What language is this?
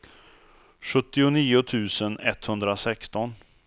Swedish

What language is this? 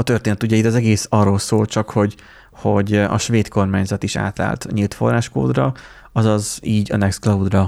Hungarian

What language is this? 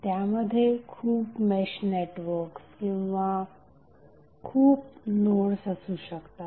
Marathi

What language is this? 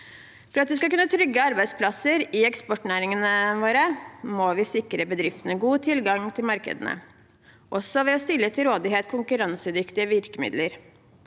Norwegian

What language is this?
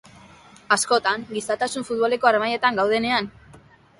Basque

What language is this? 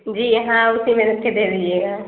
Urdu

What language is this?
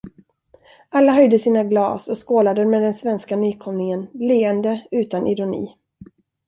Swedish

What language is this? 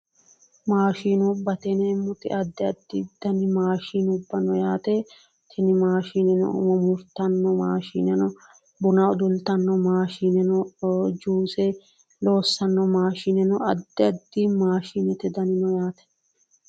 Sidamo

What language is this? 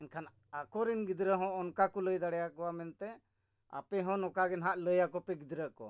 Santali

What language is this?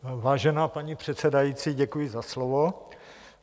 Czech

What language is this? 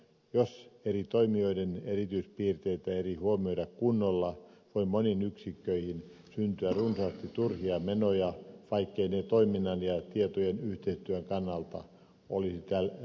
Finnish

